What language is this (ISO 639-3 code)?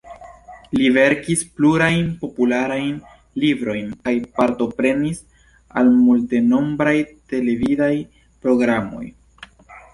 epo